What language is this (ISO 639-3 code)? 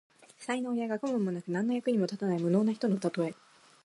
jpn